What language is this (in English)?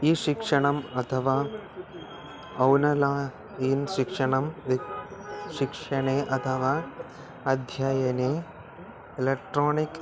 Sanskrit